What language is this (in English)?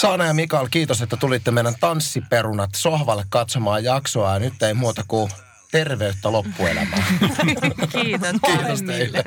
Finnish